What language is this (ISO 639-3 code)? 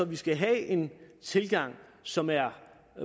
dan